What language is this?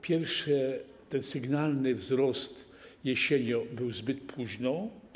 Polish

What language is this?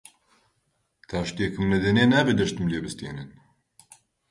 Central Kurdish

